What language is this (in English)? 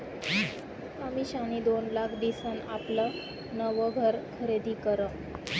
Marathi